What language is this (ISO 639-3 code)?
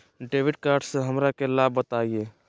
mag